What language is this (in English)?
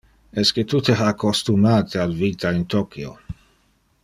Interlingua